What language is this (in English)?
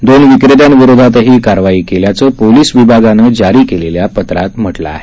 Marathi